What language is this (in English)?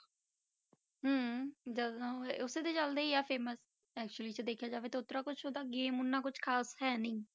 Punjabi